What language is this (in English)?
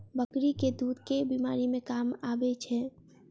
Maithili